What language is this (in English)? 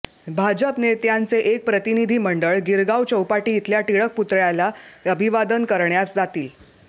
Marathi